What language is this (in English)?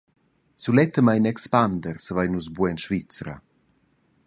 Romansh